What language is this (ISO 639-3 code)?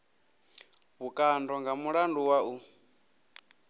ven